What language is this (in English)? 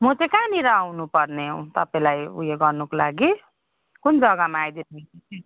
Nepali